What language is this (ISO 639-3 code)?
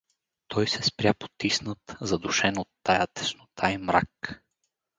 bul